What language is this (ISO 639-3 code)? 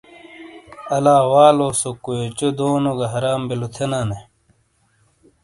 scl